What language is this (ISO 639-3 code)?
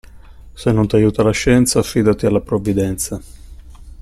ita